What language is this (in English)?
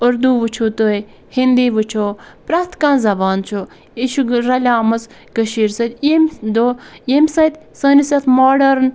Kashmiri